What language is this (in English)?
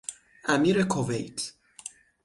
Persian